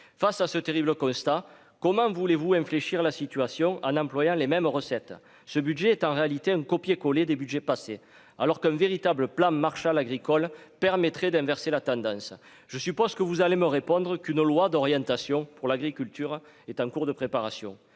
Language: French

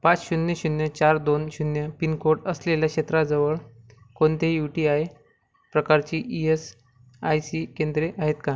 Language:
Marathi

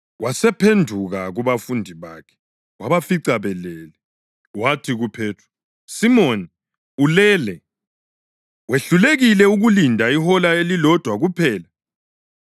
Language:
North Ndebele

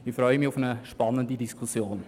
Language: Swiss German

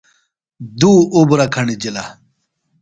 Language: Phalura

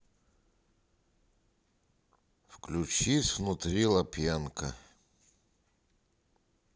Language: Russian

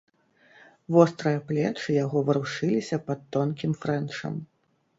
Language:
Belarusian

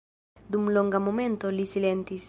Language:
Esperanto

